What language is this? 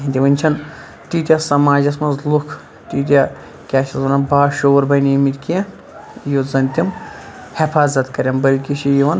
Kashmiri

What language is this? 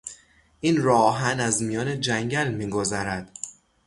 Persian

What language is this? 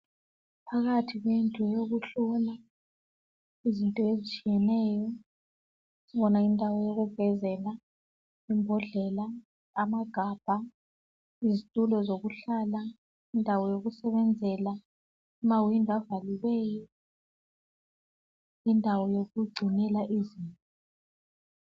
North Ndebele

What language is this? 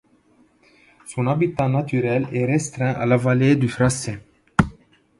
French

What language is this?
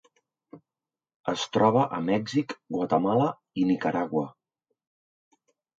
Catalan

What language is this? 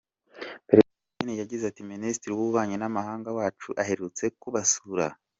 Kinyarwanda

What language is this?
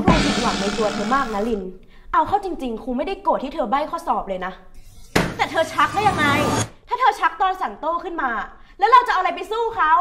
Thai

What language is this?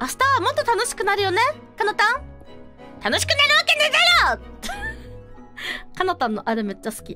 Japanese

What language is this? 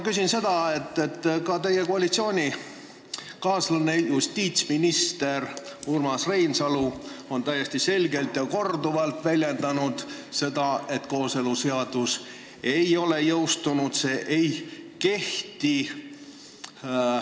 Estonian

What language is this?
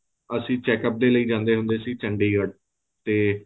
Punjabi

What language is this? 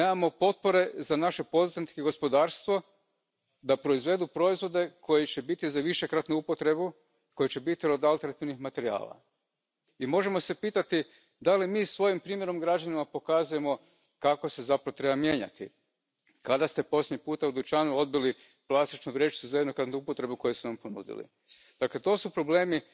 English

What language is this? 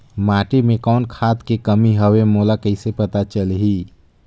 Chhattisgarhi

